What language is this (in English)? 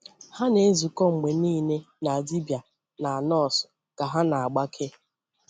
Igbo